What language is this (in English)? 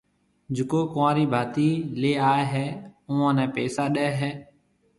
Marwari (Pakistan)